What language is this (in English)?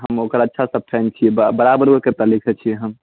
Maithili